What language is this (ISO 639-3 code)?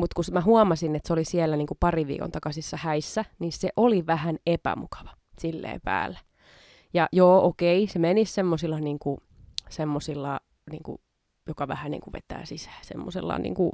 fin